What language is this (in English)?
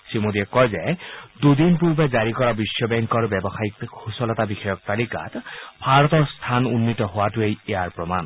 Assamese